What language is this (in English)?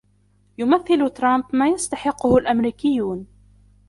Arabic